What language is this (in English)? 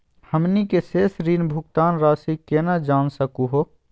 Magahi